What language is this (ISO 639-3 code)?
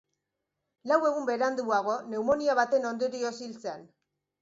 eus